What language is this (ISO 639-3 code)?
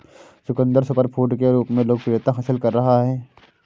hin